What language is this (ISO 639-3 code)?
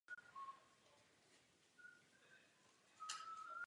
ces